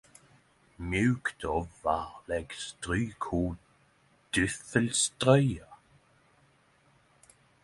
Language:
Norwegian Nynorsk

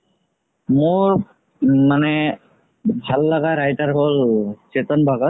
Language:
Assamese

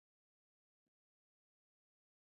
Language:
Pashto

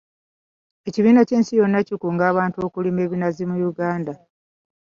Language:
Ganda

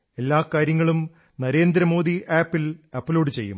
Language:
Malayalam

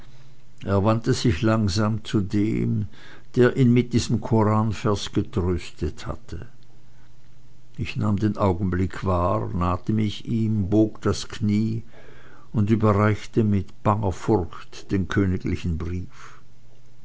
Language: German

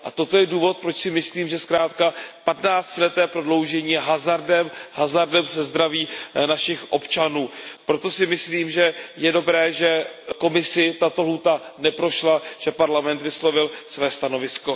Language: Czech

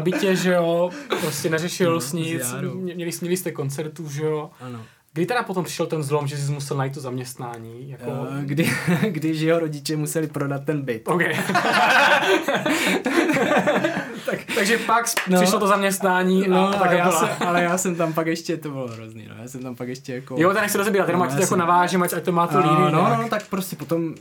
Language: Czech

